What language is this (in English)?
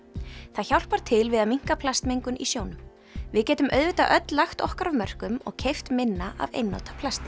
Icelandic